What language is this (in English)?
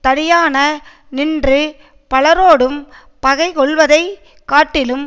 Tamil